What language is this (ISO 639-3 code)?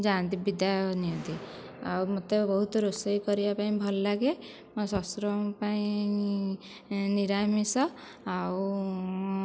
ori